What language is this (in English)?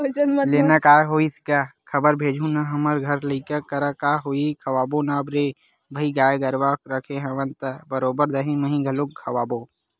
Chhattisgarhi